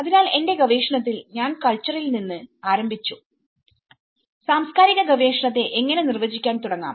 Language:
Malayalam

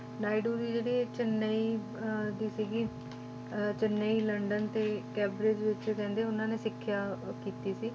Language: Punjabi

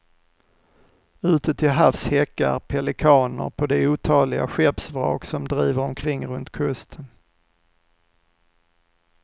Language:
Swedish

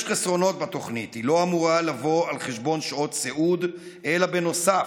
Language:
Hebrew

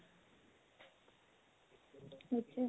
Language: Assamese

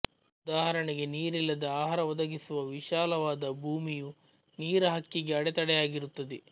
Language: Kannada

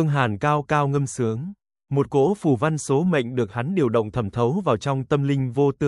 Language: Vietnamese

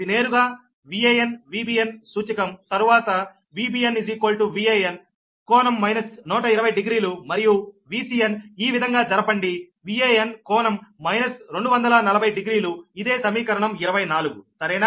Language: Telugu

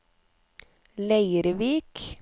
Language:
Norwegian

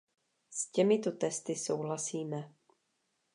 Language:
Czech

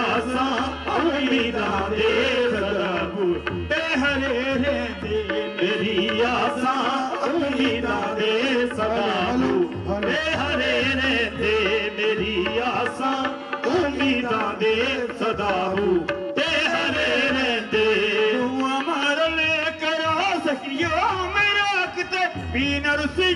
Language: Punjabi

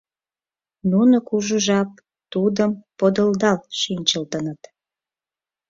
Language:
Mari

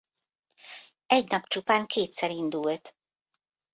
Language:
Hungarian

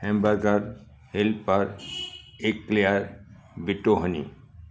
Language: Sindhi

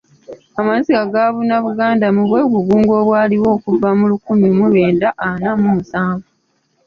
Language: Ganda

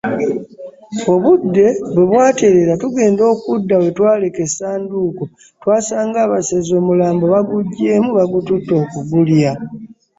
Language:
Ganda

